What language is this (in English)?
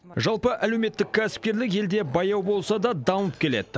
Kazakh